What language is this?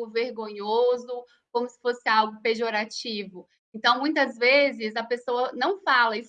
Portuguese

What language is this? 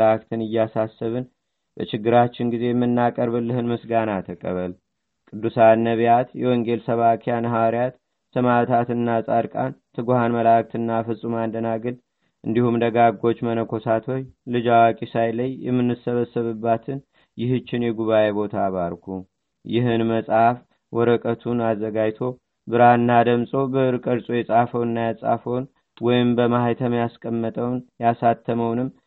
Amharic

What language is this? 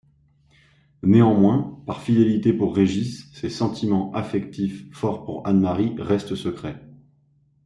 French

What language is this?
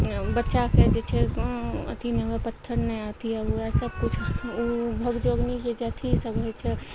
Maithili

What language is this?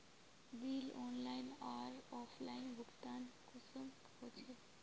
Magahi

